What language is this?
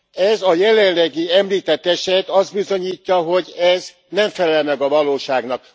Hungarian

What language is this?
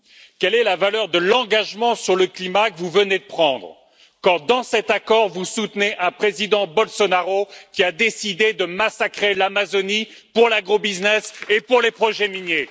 French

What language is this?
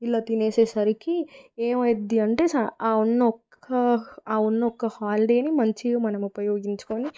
Telugu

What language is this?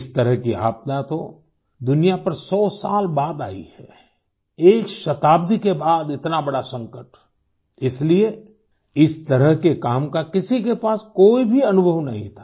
Hindi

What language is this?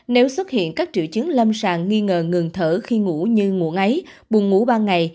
Vietnamese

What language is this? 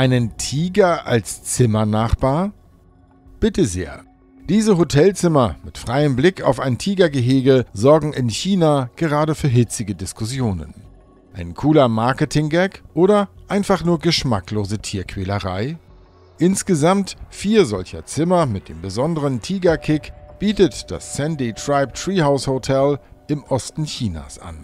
German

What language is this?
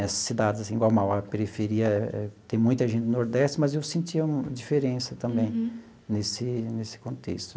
Portuguese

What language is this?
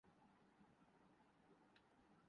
Urdu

